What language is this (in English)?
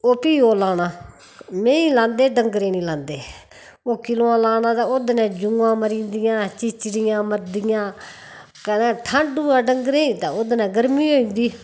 Dogri